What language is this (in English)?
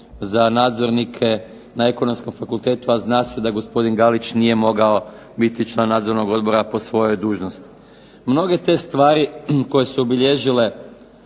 Croatian